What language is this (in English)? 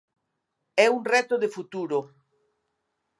Galician